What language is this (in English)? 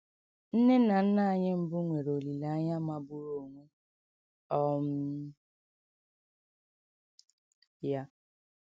Igbo